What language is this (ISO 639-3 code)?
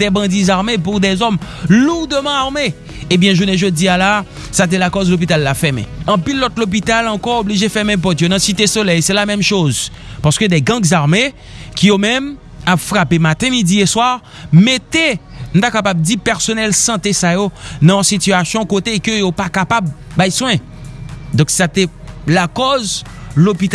fra